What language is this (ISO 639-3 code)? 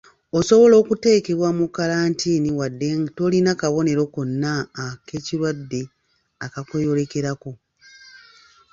lug